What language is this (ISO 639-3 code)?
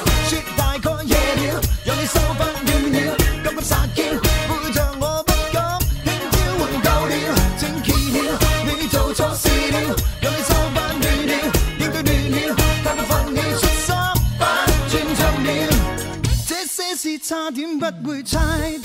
zho